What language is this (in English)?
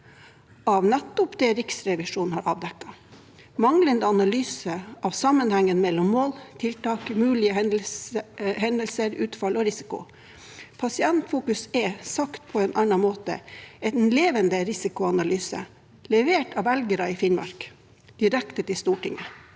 Norwegian